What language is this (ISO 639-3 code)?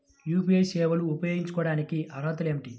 tel